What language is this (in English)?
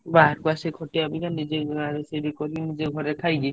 Odia